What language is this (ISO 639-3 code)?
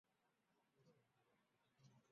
zho